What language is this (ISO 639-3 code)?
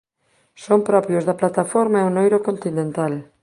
glg